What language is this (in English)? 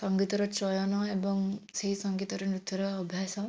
Odia